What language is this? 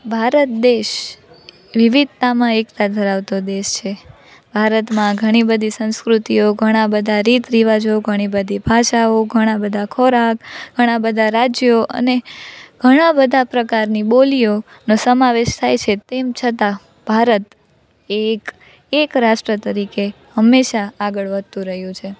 Gujarati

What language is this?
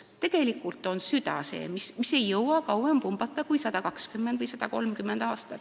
Estonian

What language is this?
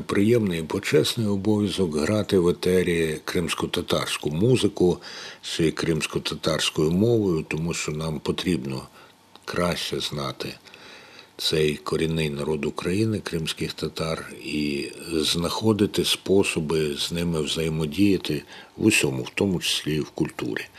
Ukrainian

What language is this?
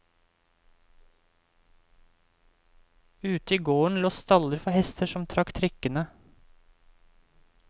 Norwegian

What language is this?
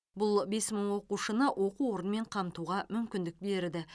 Kazakh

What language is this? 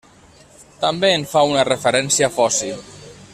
Catalan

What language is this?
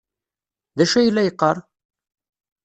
Kabyle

